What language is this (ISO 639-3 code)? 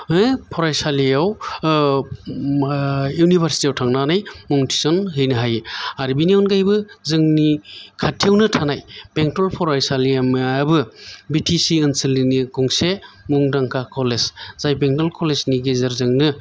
brx